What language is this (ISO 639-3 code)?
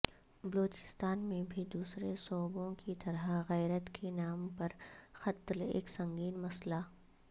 urd